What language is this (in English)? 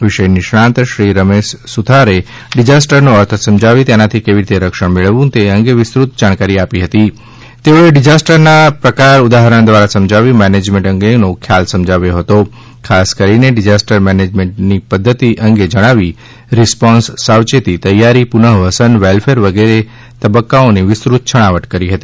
Gujarati